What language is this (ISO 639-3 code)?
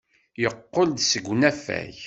kab